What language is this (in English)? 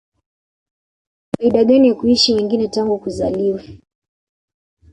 Swahili